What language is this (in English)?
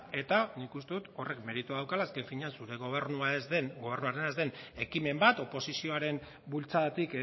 Basque